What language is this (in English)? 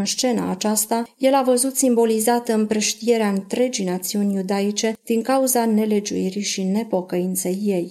Romanian